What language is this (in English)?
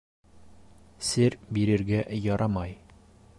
Bashkir